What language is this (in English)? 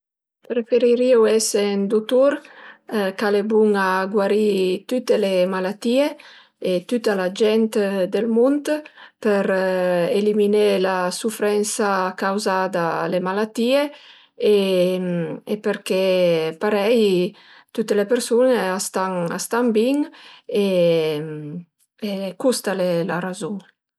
Piedmontese